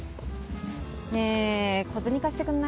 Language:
Japanese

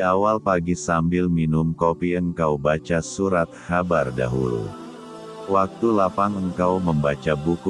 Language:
Indonesian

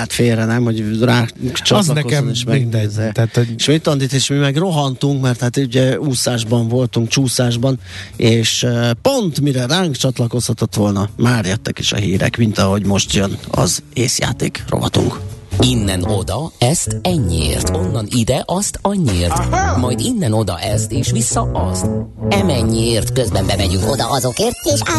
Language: Hungarian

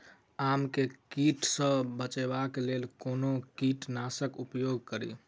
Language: Maithili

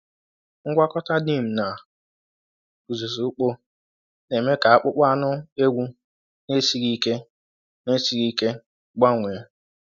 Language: Igbo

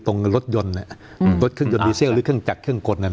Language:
Thai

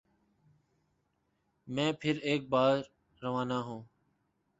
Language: Urdu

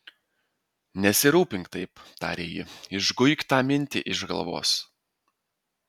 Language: Lithuanian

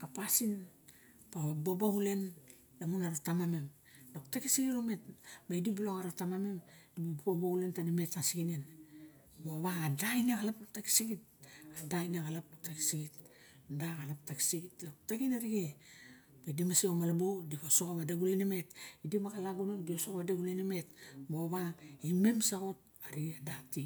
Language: Barok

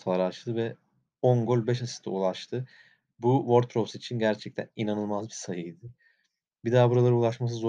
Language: Turkish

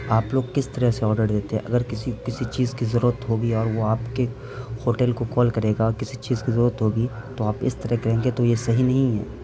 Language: Urdu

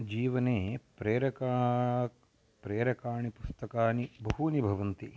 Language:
Sanskrit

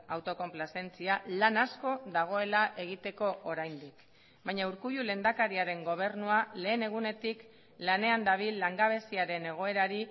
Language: Basque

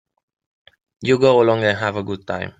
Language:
English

